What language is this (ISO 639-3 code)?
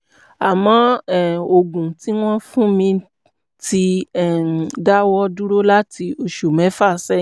yor